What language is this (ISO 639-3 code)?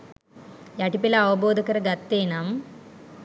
sin